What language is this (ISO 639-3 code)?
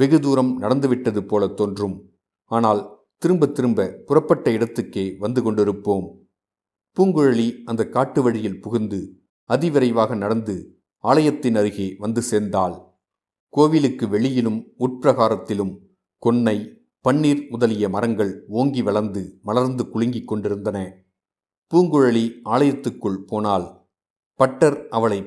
tam